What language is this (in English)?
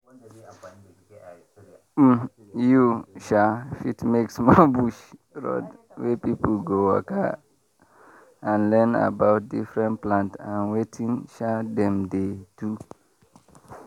Nigerian Pidgin